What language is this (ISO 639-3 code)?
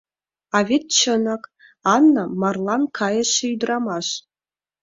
chm